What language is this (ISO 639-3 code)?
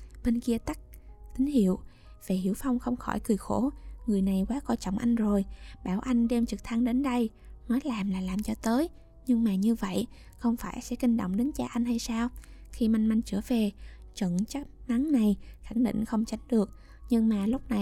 vie